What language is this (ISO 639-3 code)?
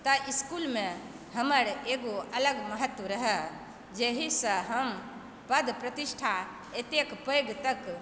mai